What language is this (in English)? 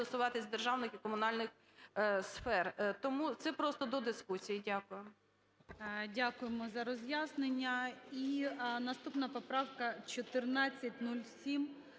Ukrainian